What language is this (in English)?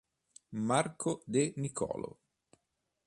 Italian